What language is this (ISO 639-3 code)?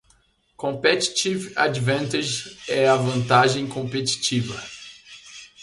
por